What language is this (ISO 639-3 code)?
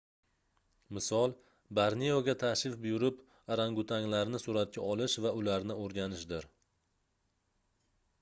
uzb